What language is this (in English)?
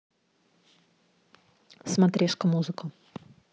Russian